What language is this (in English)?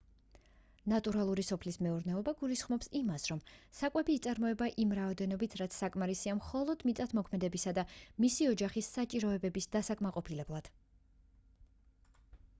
Georgian